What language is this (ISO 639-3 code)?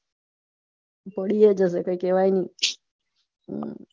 guj